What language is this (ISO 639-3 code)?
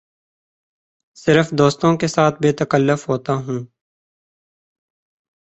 urd